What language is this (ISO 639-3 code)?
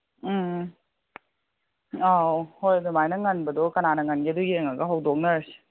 mni